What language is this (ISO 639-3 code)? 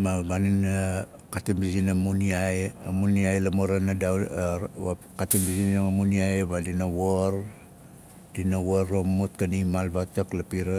nal